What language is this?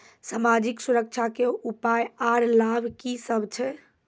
Maithili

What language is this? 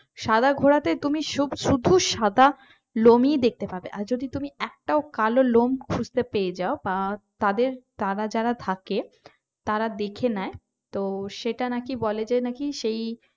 Bangla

